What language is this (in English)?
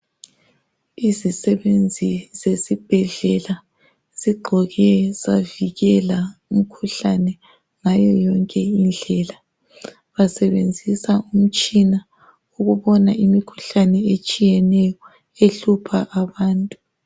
North Ndebele